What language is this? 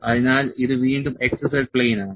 Malayalam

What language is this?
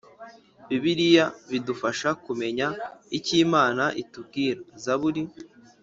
Kinyarwanda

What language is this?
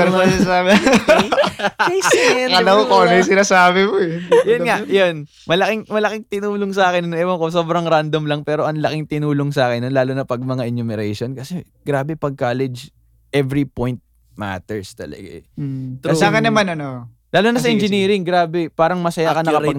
Filipino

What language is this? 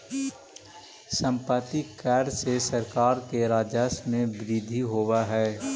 Magahi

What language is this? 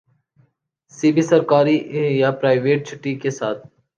Urdu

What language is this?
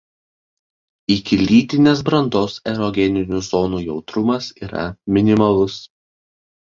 Lithuanian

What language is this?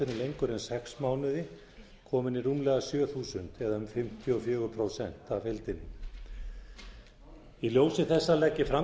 Icelandic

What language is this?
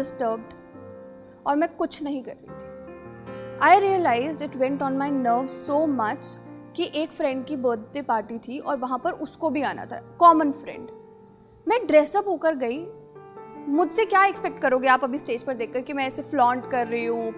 Hindi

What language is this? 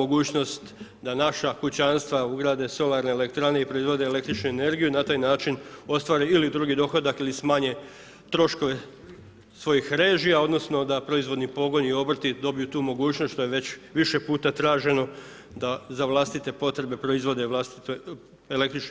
Croatian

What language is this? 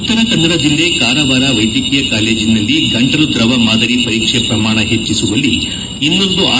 Kannada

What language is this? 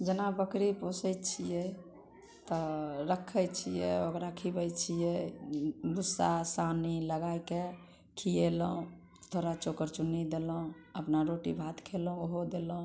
Maithili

